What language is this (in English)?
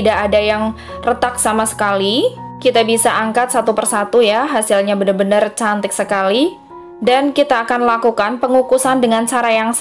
Indonesian